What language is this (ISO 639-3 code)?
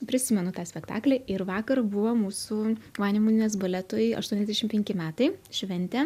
lit